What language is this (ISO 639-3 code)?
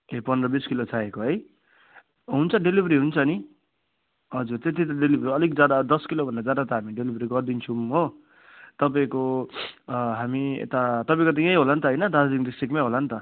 nep